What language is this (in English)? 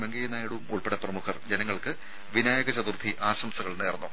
Malayalam